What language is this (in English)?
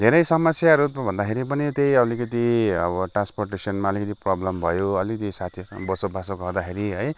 Nepali